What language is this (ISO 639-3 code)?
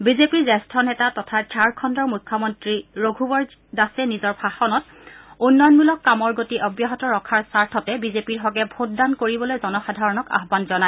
asm